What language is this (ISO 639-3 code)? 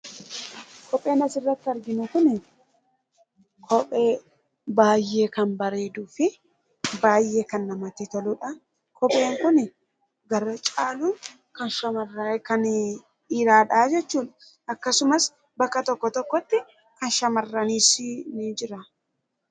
orm